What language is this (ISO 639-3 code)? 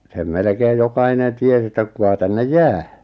fin